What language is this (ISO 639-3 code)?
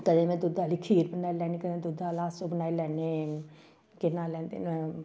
doi